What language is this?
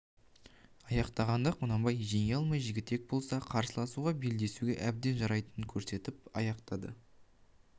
Kazakh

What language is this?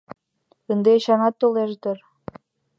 Mari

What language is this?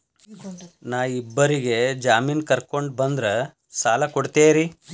Kannada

